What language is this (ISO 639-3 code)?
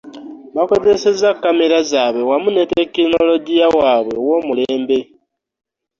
lug